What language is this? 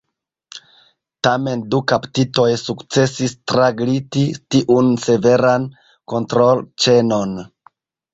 Esperanto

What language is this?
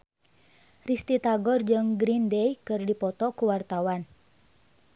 Sundanese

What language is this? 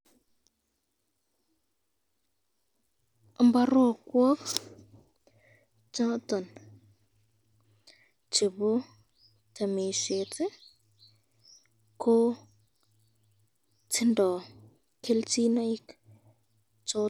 Kalenjin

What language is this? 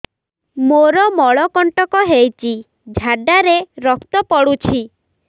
Odia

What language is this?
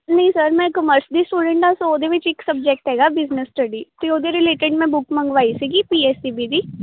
Punjabi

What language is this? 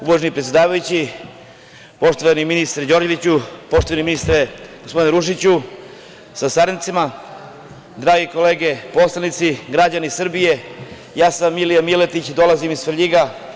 Serbian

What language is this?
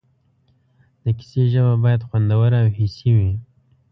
Pashto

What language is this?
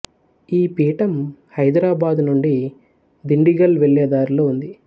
Telugu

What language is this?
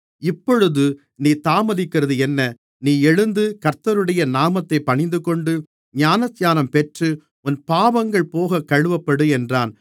Tamil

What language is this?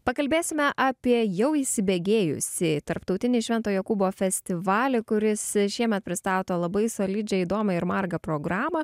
Lithuanian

